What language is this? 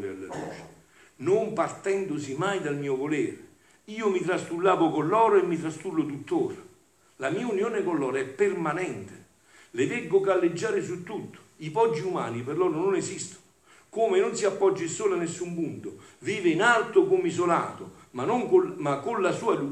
Italian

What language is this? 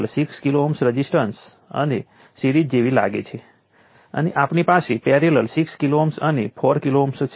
Gujarati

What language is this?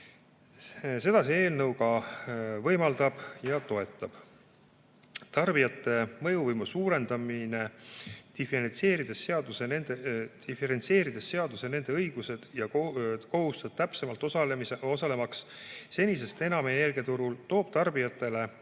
Estonian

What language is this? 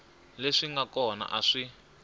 Tsonga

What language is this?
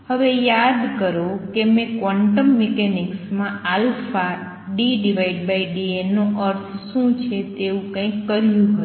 Gujarati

